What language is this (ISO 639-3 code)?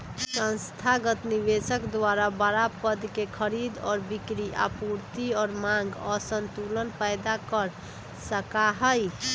mag